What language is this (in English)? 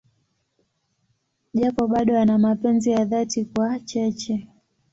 Swahili